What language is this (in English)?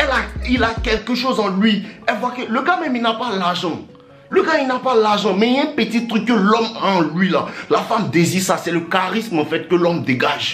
French